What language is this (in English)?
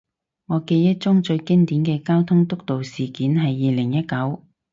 Cantonese